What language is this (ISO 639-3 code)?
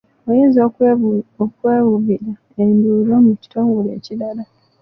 lug